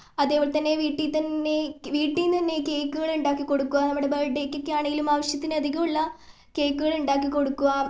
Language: Malayalam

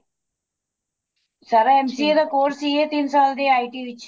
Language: Punjabi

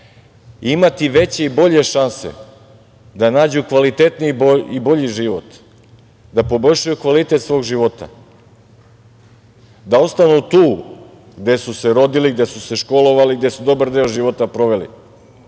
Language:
Serbian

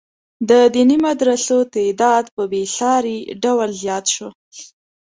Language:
Pashto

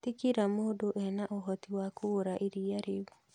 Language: Kikuyu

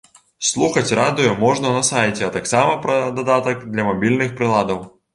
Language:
Belarusian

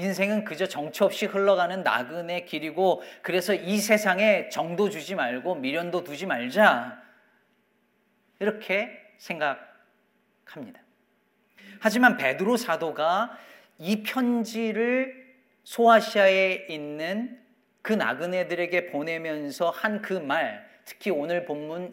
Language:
Korean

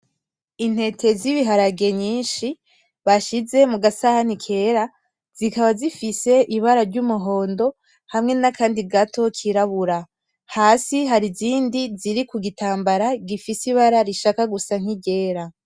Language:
Rundi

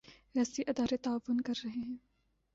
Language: Urdu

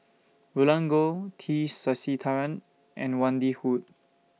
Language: English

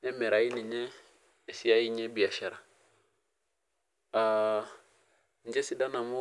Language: Masai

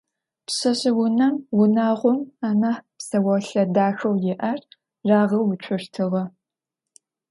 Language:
Adyghe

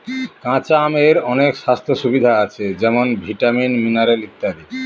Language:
Bangla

